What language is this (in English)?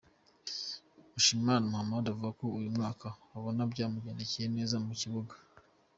Kinyarwanda